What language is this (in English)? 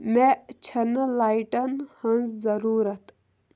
Kashmiri